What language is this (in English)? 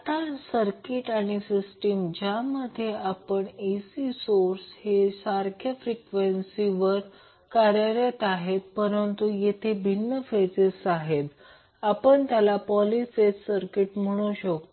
Marathi